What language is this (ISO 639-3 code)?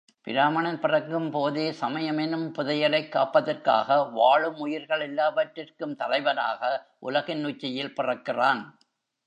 tam